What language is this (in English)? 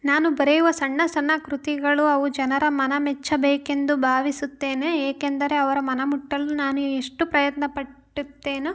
Kannada